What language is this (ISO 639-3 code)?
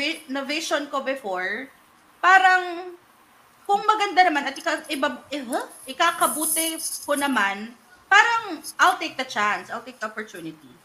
fil